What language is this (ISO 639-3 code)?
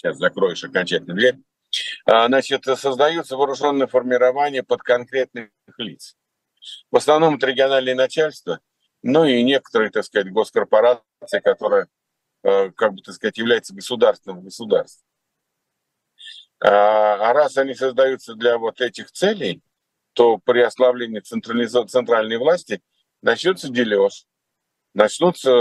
rus